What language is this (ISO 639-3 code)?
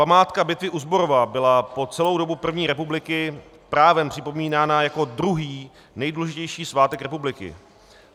ces